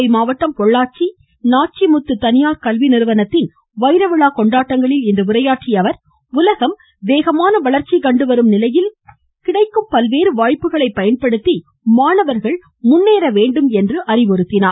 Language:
Tamil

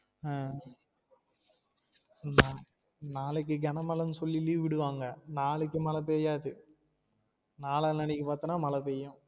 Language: Tamil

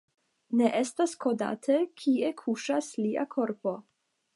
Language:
Esperanto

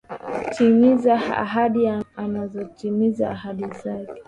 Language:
Swahili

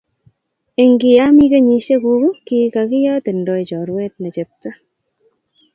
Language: Kalenjin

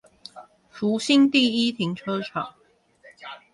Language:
Chinese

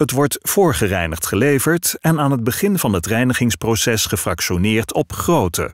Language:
Dutch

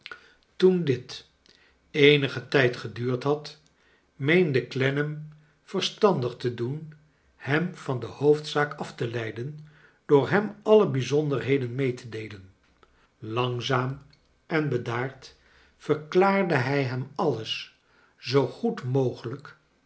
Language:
Dutch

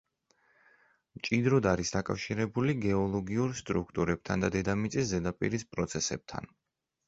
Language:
Georgian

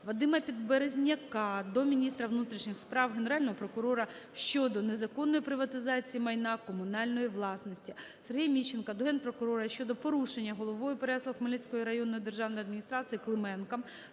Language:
Ukrainian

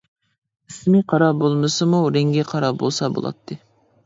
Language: Uyghur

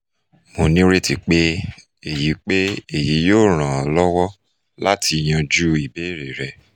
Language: Yoruba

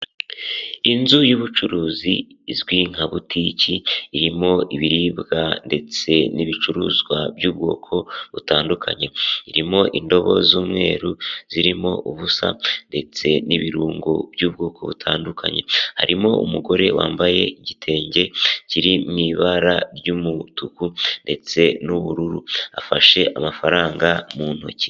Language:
Kinyarwanda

